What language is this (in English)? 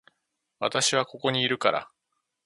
Japanese